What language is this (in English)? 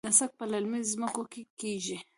Pashto